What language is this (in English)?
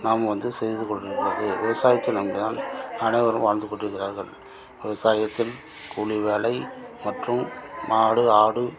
Tamil